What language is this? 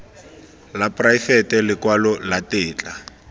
Tswana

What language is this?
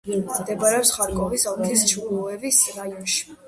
Georgian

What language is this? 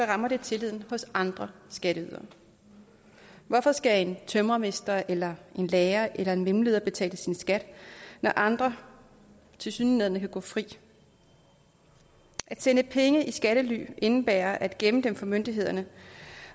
Danish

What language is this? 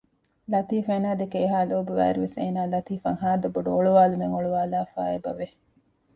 Divehi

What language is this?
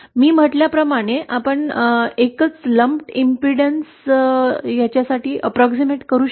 Marathi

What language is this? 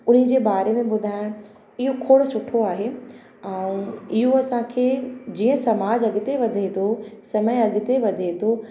Sindhi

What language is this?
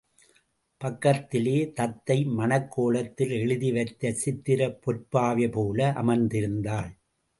Tamil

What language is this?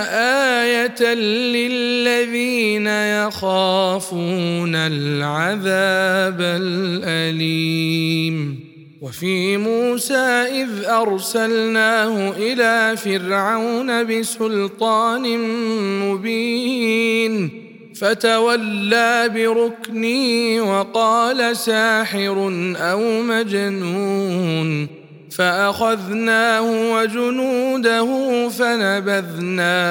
Arabic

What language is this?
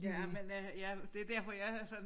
Danish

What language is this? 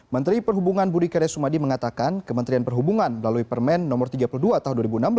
Indonesian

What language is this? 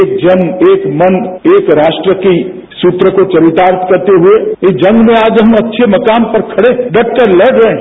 Hindi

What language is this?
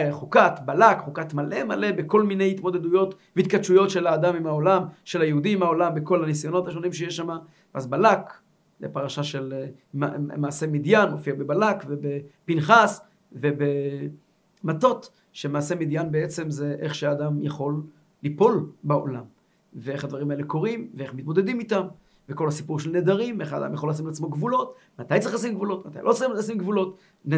Hebrew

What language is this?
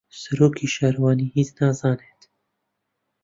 Central Kurdish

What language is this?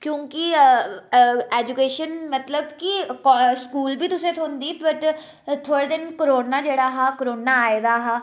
Dogri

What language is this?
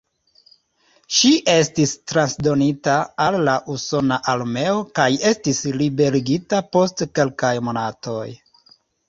Esperanto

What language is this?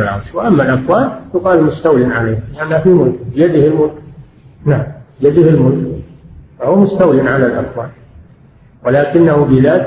Arabic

